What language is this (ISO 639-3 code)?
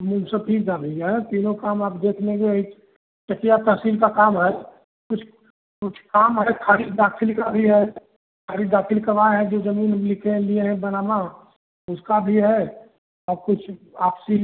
hin